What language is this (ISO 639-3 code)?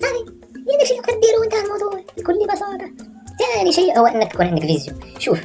ara